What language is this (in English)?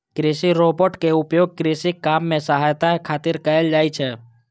Maithili